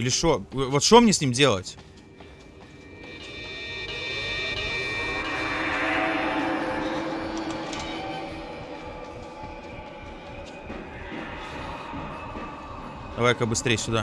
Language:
Russian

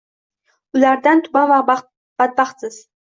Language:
Uzbek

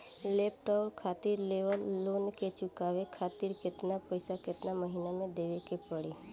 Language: Bhojpuri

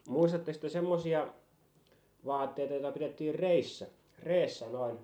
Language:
Finnish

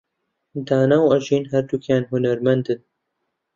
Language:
Central Kurdish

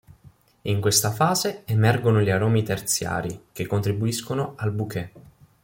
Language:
Italian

